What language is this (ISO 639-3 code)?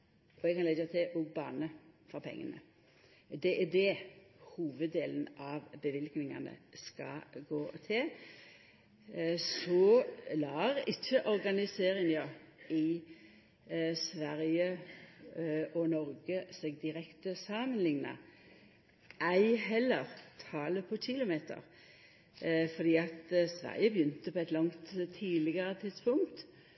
nno